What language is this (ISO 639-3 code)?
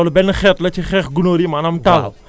wol